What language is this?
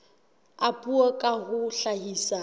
Southern Sotho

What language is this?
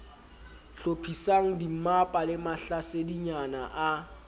Southern Sotho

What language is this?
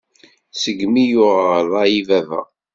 Kabyle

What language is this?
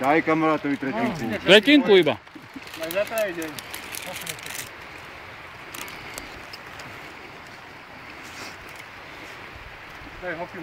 Bulgarian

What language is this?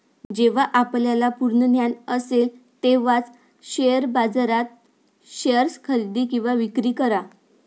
Marathi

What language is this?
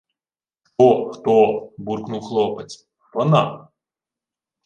Ukrainian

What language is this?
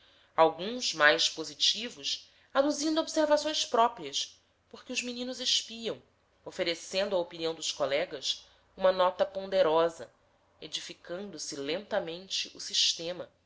Portuguese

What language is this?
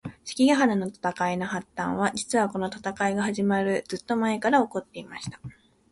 Japanese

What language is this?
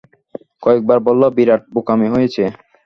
Bangla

